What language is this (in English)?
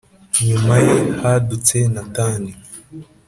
Kinyarwanda